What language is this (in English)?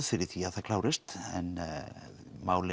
Icelandic